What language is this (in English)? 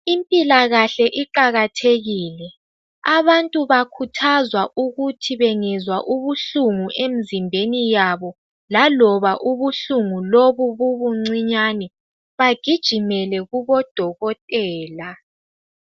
North Ndebele